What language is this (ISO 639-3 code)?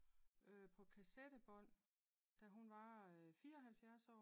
dan